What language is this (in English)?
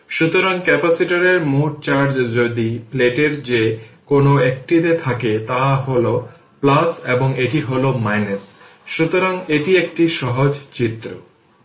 Bangla